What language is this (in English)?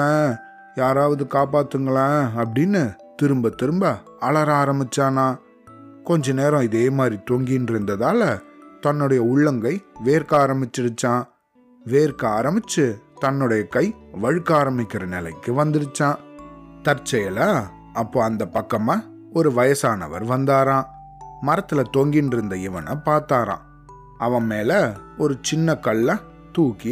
Tamil